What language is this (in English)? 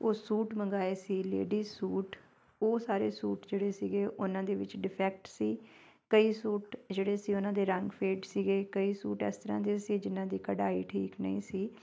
Punjabi